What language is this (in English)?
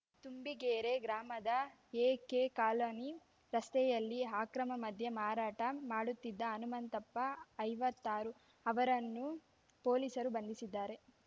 Kannada